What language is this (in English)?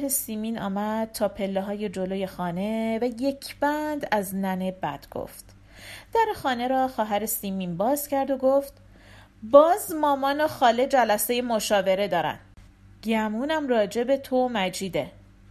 Persian